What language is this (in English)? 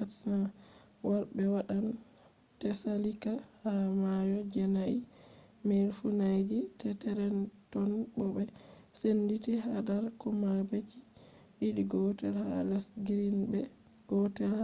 Fula